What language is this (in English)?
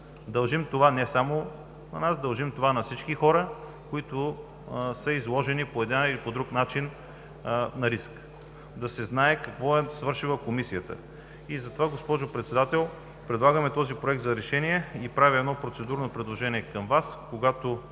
Bulgarian